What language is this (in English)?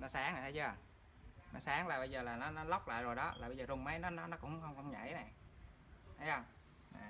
Vietnamese